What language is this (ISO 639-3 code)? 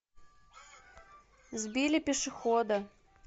rus